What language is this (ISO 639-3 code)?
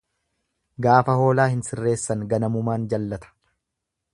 orm